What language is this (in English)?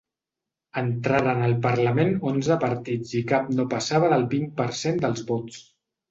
Catalan